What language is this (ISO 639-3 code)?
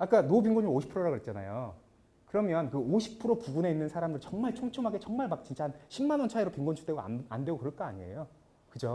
kor